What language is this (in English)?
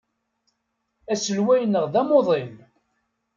Kabyle